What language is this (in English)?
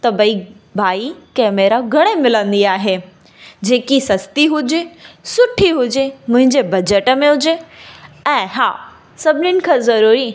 Sindhi